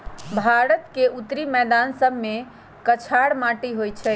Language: Magahi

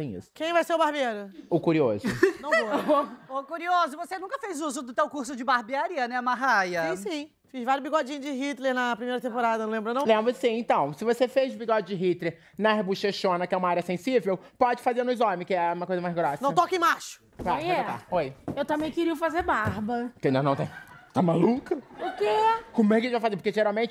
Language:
Portuguese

